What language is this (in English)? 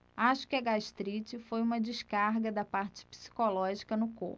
Portuguese